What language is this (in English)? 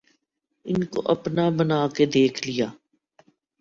Urdu